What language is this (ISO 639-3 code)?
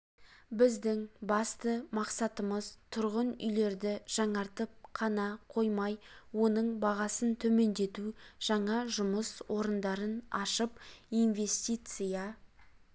kaz